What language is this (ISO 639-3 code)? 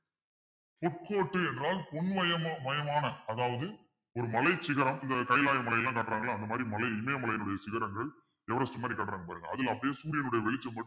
tam